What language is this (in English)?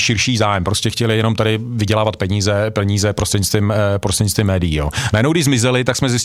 Czech